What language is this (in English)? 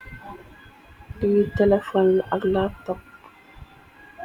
Wolof